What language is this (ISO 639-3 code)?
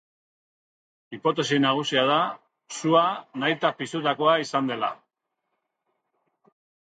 eus